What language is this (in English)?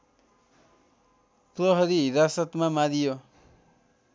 Nepali